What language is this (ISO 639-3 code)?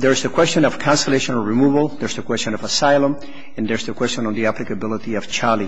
eng